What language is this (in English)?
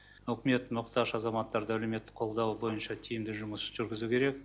Kazakh